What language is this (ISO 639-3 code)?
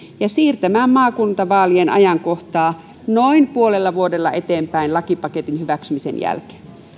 fin